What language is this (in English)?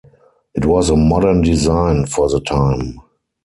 English